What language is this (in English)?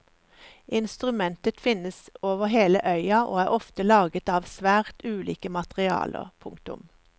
Norwegian